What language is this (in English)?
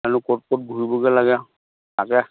Assamese